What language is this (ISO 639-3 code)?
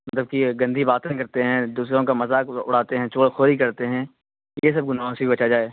urd